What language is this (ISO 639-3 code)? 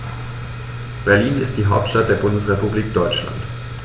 deu